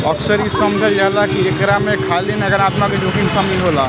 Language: Bhojpuri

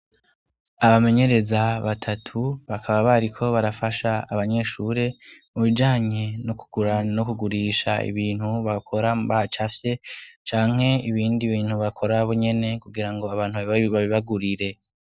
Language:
Rundi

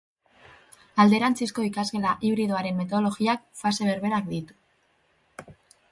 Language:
Basque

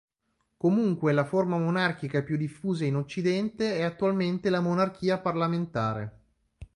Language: Italian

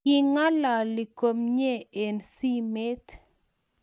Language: Kalenjin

